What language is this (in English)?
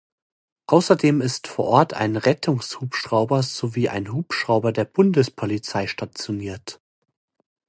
German